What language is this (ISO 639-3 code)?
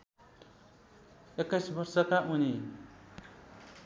nep